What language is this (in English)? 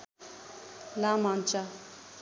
Nepali